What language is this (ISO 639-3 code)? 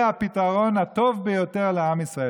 heb